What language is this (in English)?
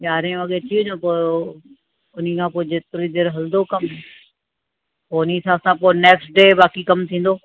Sindhi